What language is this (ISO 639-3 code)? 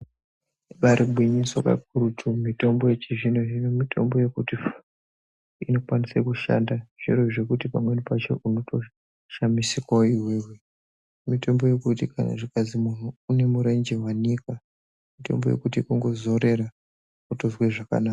ndc